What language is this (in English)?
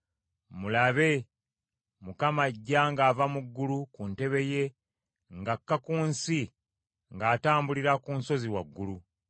Ganda